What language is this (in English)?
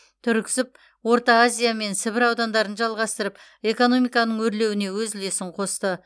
Kazakh